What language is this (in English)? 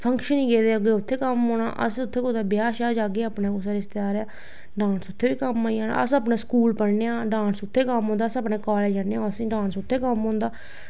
Dogri